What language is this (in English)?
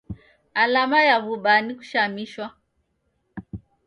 Taita